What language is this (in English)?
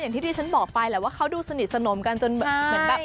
Thai